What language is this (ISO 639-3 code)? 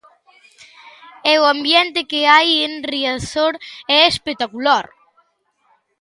glg